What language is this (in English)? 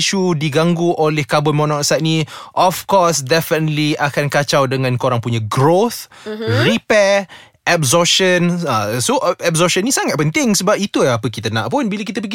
Malay